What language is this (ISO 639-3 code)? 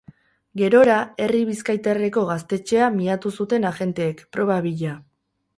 eus